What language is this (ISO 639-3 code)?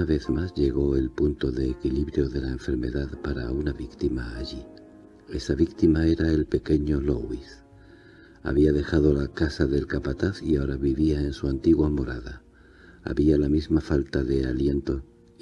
spa